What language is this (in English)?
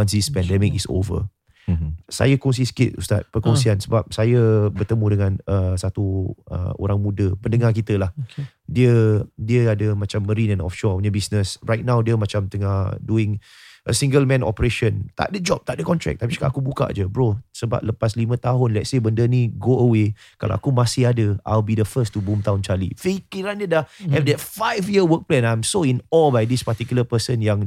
Malay